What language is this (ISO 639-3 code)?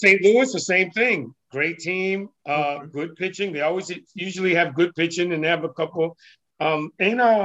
eng